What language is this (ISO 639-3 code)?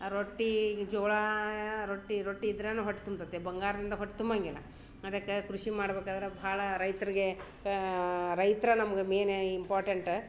kan